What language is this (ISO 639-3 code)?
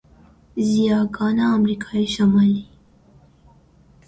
fas